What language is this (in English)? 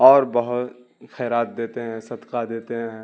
Urdu